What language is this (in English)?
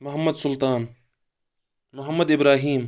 Kashmiri